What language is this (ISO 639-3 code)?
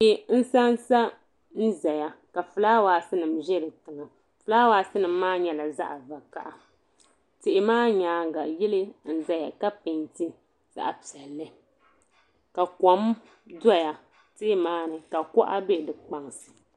dag